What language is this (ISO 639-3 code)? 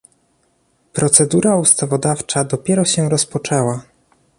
pol